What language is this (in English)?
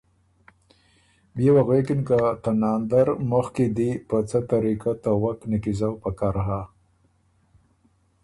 Ormuri